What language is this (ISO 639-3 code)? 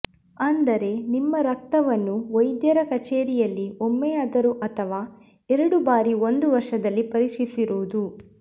kan